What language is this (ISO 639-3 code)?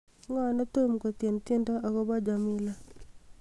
kln